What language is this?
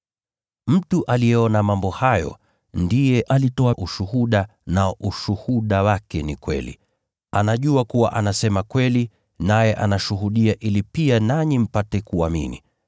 Swahili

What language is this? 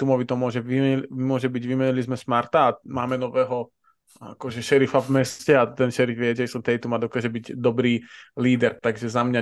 Slovak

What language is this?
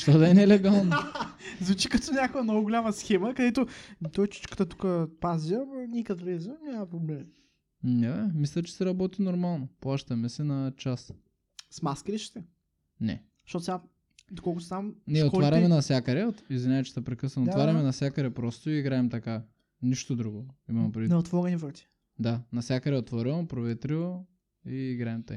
Bulgarian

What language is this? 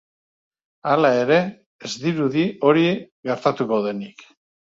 Basque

